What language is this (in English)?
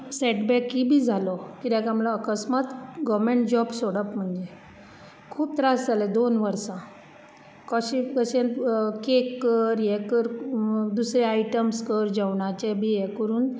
Konkani